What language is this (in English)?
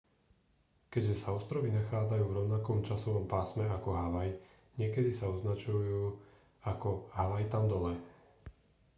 Slovak